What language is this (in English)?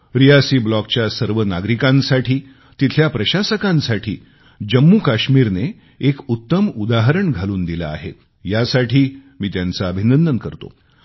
Marathi